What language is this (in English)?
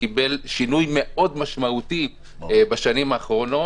Hebrew